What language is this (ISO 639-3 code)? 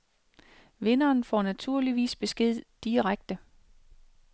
dan